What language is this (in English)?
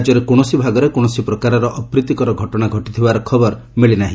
Odia